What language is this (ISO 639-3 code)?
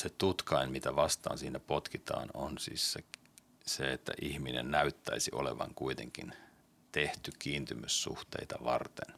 fin